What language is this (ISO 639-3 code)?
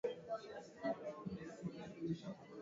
swa